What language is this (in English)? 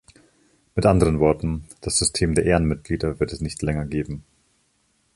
German